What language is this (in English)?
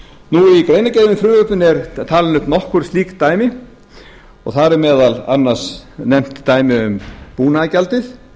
Icelandic